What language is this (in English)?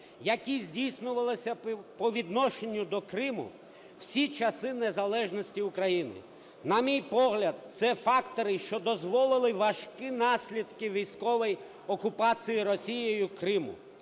Ukrainian